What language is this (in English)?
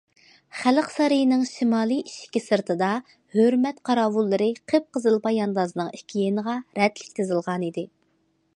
Uyghur